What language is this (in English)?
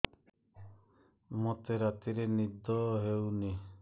Odia